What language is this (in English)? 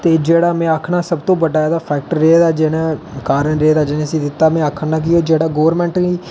Dogri